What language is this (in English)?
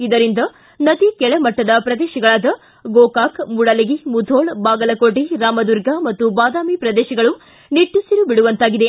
Kannada